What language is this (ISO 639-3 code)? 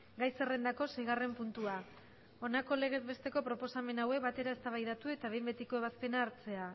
eus